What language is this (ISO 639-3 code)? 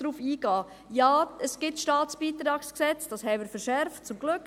gsw